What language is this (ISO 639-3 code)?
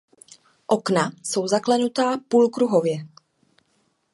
ces